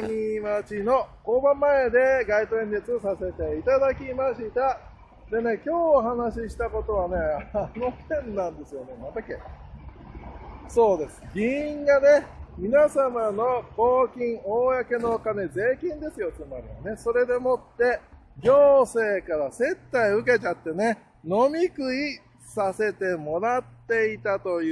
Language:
Japanese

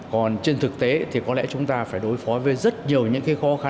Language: Vietnamese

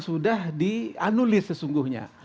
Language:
Indonesian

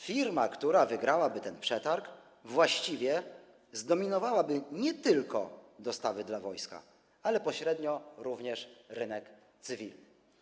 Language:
Polish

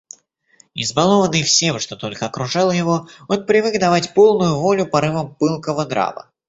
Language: Russian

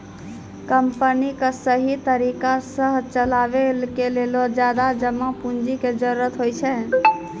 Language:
Maithili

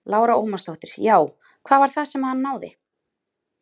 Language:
Icelandic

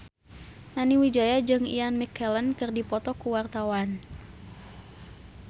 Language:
Sundanese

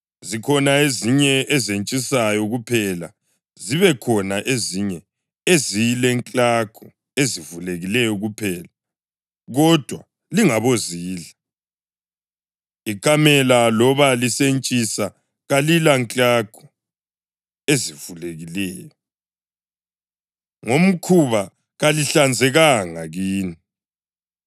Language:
North Ndebele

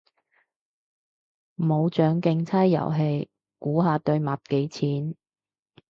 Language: Cantonese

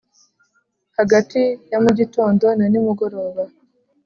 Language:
Kinyarwanda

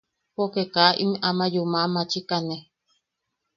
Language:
Yaqui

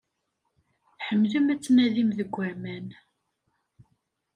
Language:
Kabyle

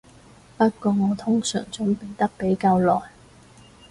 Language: Cantonese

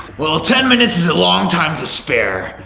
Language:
English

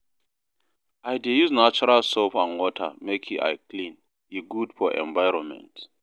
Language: Nigerian Pidgin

